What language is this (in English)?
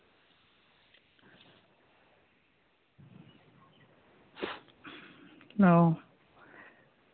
Santali